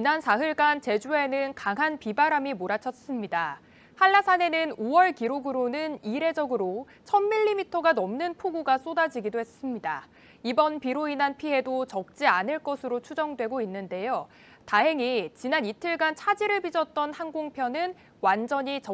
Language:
Korean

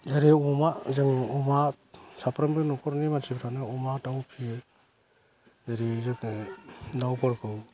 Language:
Bodo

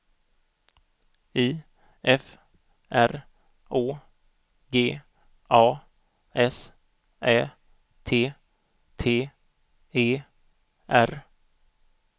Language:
Swedish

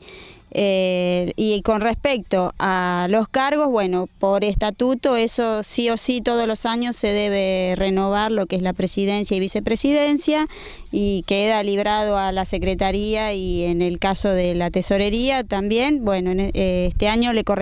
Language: Spanish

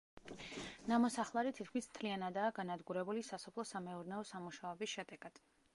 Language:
Georgian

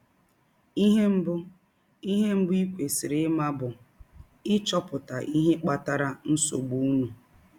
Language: Igbo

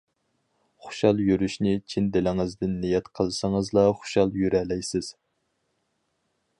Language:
Uyghur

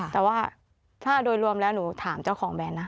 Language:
Thai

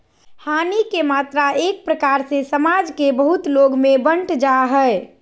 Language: Magahi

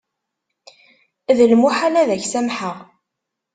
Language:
Kabyle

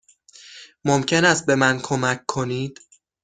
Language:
Persian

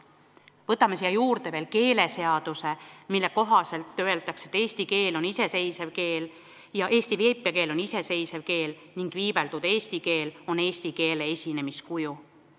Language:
Estonian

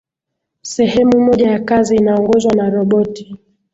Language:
Swahili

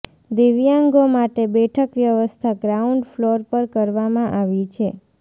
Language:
Gujarati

